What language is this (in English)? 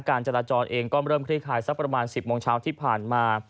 Thai